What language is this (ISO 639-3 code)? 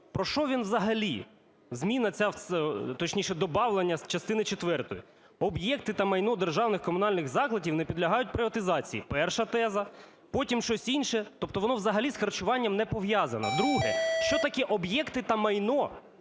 ukr